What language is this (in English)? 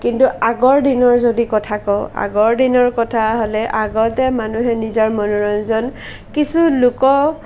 Assamese